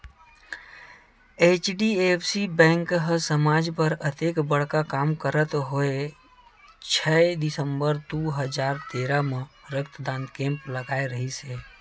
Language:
Chhattisgarhi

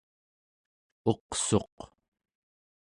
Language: Central Yupik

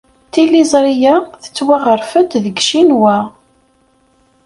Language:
Kabyle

